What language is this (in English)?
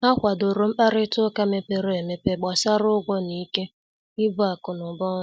Igbo